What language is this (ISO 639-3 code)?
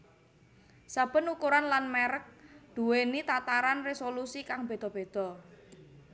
jav